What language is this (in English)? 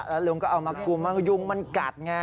Thai